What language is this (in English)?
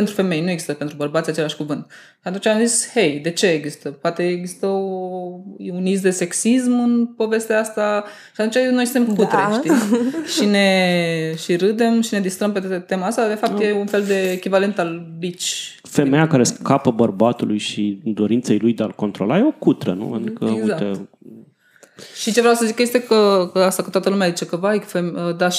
Romanian